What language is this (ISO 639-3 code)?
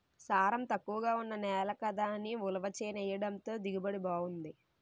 tel